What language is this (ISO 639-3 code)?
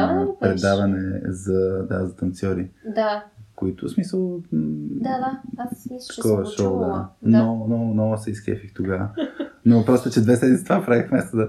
bul